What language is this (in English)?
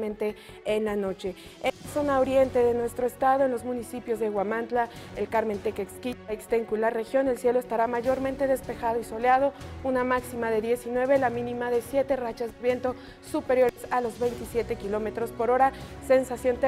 Spanish